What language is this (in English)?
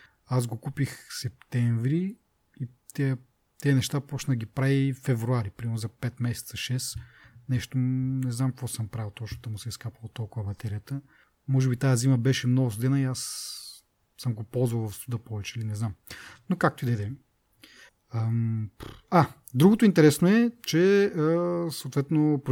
Bulgarian